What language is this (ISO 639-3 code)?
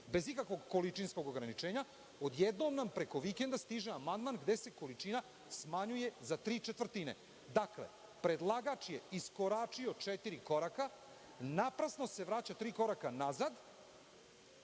srp